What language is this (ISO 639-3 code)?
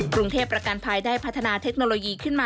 tha